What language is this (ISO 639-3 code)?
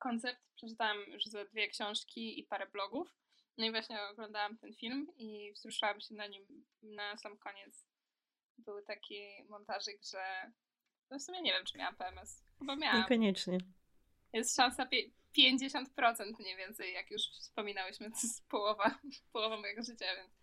pol